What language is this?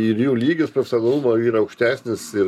Lithuanian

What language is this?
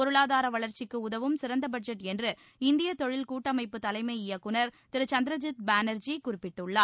Tamil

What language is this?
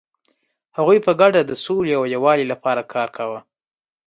Pashto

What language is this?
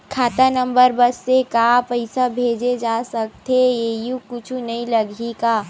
Chhattisgarhi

